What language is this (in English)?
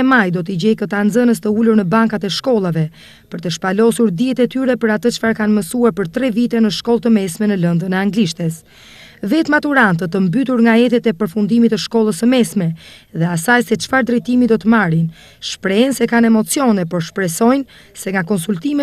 Czech